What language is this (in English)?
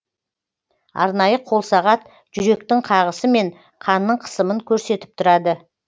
Kazakh